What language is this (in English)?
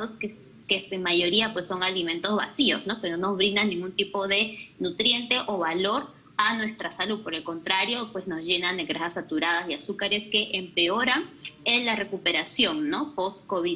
Spanish